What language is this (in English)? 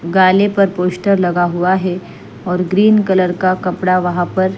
Hindi